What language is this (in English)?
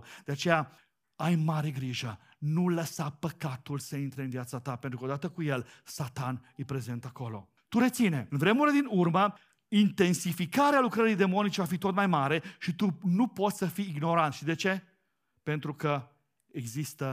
Romanian